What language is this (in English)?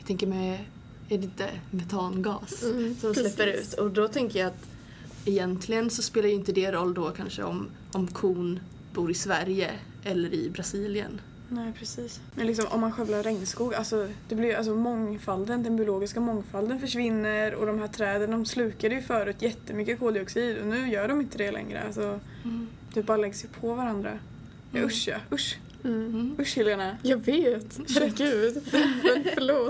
Swedish